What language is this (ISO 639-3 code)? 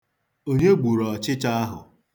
ibo